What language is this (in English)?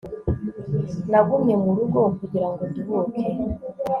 Kinyarwanda